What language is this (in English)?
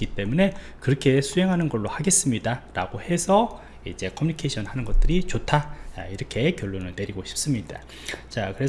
Korean